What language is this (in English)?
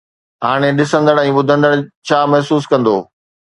Sindhi